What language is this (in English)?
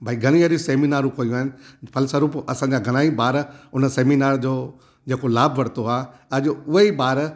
Sindhi